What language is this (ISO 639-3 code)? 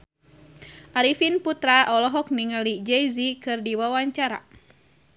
sun